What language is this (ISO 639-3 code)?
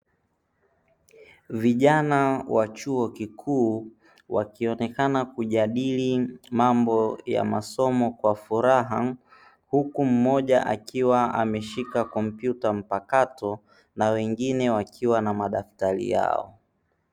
swa